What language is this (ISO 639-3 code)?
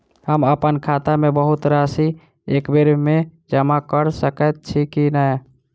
mai